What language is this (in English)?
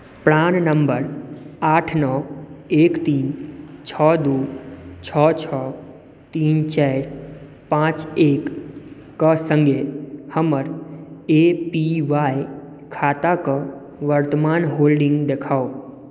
Maithili